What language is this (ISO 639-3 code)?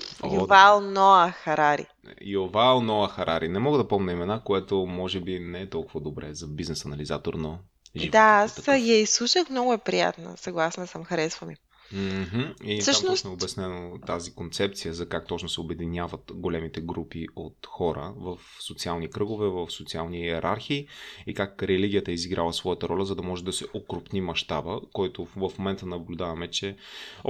bul